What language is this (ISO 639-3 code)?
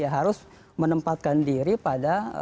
ind